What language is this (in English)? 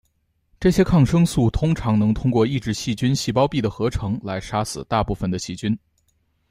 Chinese